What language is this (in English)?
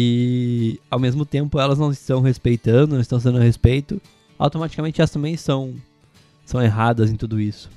Portuguese